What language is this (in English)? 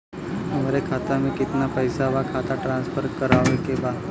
Bhojpuri